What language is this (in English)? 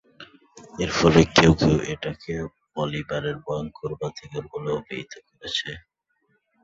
Bangla